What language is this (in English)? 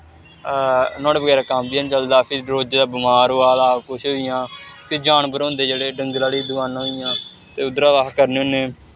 Dogri